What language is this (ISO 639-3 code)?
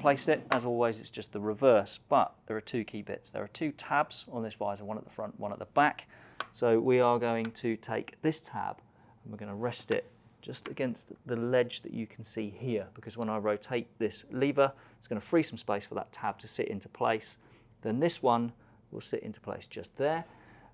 eng